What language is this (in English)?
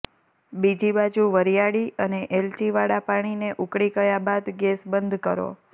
Gujarati